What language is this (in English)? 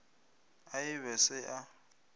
Northern Sotho